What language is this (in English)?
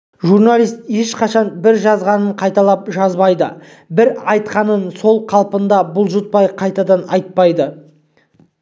Kazakh